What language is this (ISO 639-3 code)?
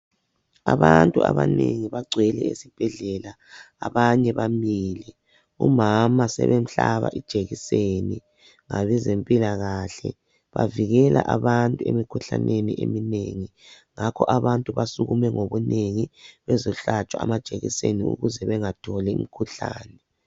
nde